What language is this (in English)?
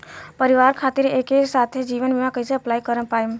Bhojpuri